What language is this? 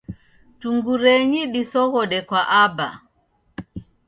Taita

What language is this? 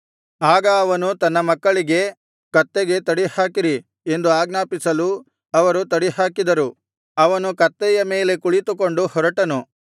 Kannada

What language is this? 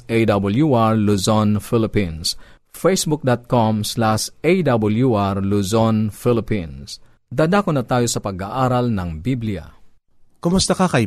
Filipino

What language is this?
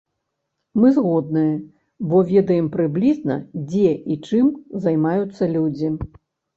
Belarusian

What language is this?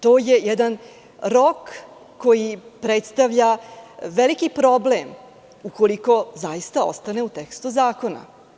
Serbian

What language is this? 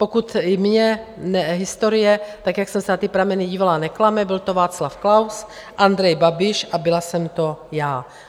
Czech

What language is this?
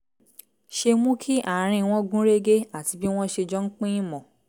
Yoruba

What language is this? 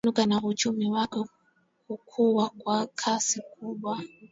Swahili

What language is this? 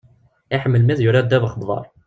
Kabyle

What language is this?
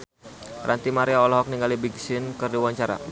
Sundanese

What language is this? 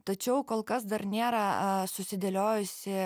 Lithuanian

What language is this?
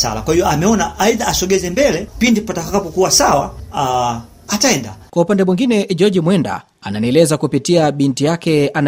Swahili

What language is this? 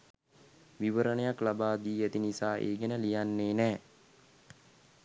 Sinhala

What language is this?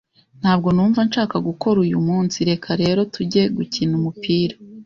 Kinyarwanda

